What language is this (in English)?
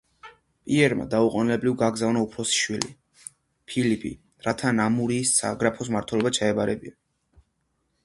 Georgian